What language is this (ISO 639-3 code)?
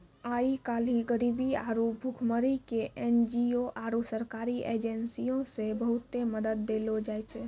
mai